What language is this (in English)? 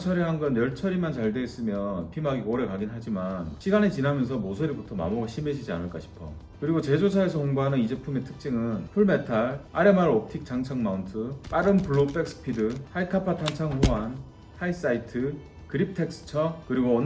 Korean